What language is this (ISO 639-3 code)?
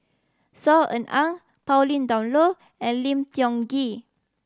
eng